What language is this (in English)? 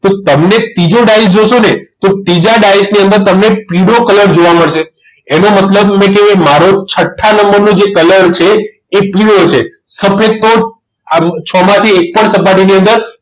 Gujarati